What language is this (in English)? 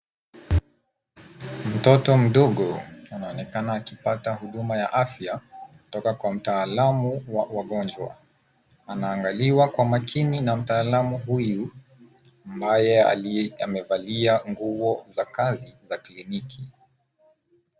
Swahili